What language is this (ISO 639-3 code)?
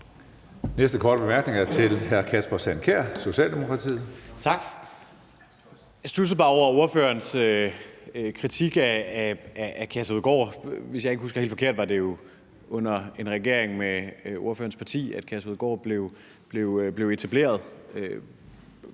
dan